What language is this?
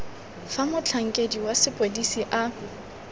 Tswana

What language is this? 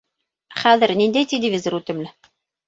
Bashkir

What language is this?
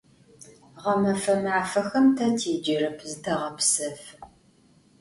Adyghe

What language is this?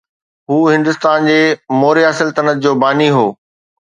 Sindhi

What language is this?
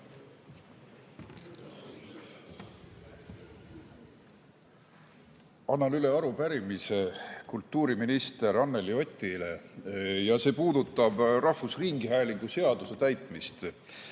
Estonian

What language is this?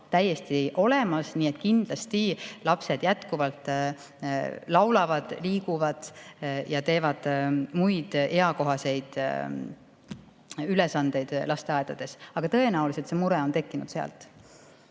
Estonian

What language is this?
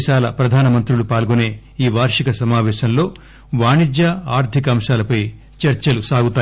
Telugu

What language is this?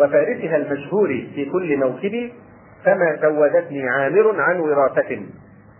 Arabic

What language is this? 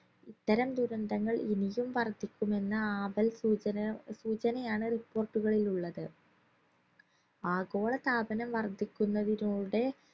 Malayalam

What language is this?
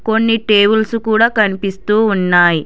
Telugu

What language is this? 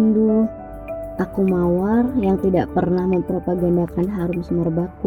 Indonesian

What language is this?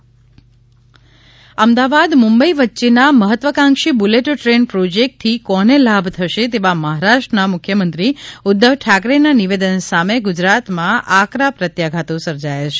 Gujarati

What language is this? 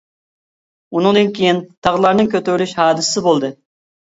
Uyghur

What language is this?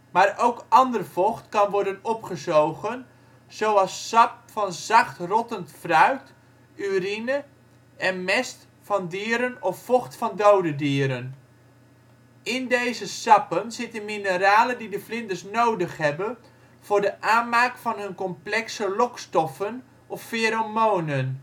Dutch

